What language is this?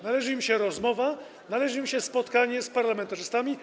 Polish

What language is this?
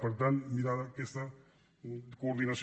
Catalan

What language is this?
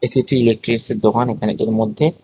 Bangla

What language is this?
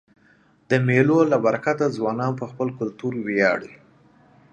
Pashto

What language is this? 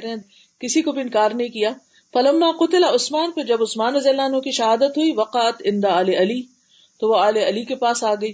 Urdu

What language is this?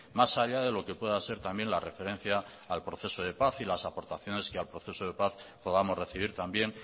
Spanish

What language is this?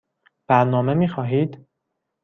Persian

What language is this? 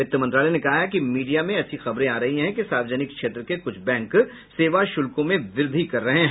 Hindi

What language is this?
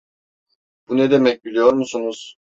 Turkish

